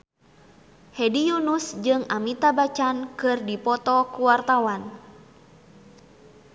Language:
Sundanese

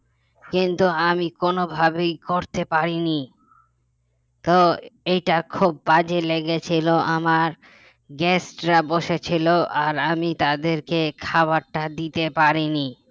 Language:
Bangla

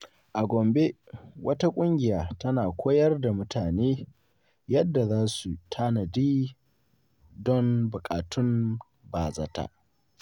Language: Hausa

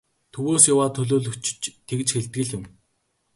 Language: Mongolian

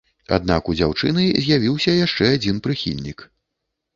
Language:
Belarusian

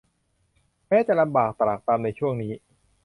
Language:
Thai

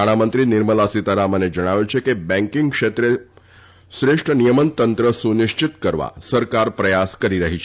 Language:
Gujarati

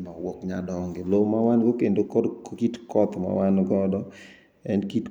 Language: Luo (Kenya and Tanzania)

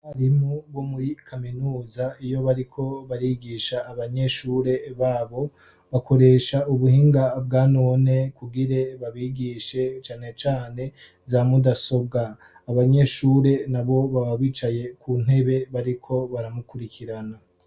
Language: Rundi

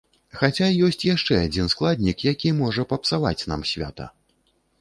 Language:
Belarusian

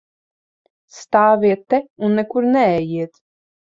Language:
Latvian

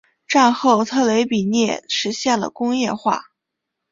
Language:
Chinese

